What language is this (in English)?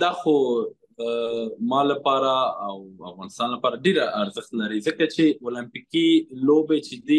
Persian